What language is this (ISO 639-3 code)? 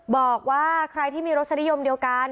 tha